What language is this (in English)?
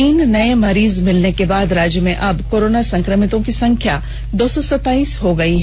Hindi